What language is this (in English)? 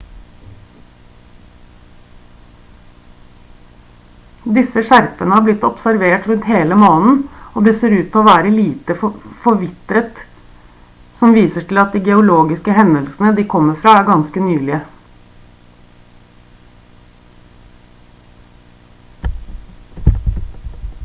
Norwegian Bokmål